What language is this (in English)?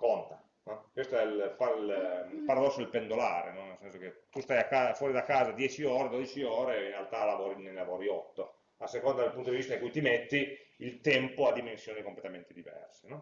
Italian